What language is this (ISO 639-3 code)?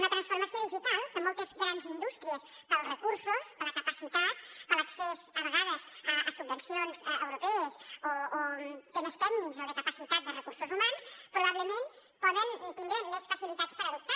cat